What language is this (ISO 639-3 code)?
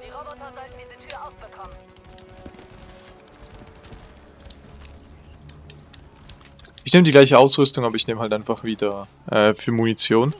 deu